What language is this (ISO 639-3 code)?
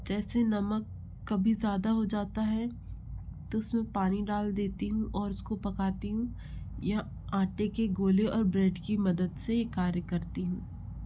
hin